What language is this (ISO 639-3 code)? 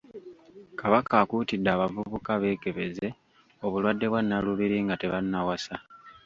lug